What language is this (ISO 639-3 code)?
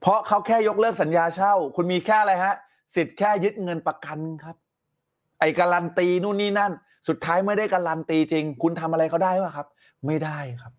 tha